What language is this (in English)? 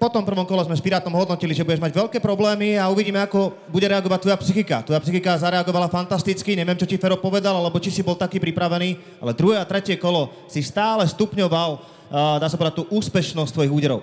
Slovak